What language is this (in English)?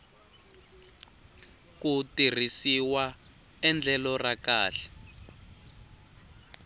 Tsonga